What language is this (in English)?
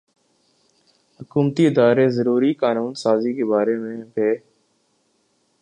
Urdu